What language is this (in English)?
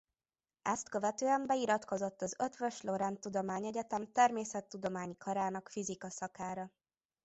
Hungarian